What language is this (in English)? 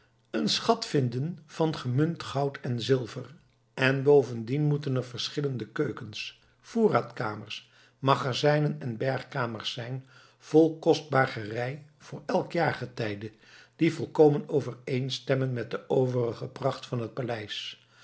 Dutch